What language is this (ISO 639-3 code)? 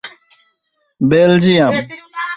ben